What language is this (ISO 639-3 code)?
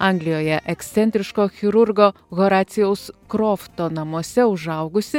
lit